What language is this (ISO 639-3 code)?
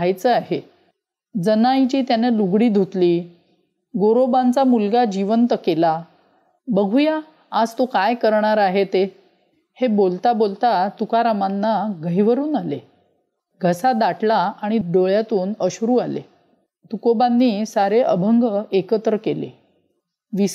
mar